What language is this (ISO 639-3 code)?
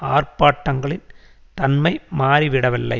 tam